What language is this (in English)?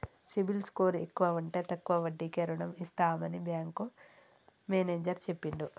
Telugu